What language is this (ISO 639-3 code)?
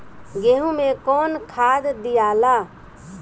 bho